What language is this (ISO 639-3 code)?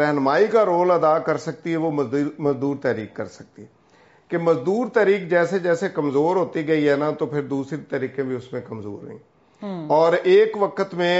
urd